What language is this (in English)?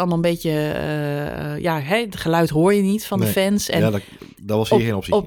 Dutch